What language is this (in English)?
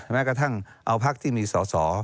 Thai